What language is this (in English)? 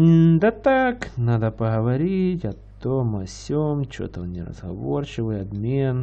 Russian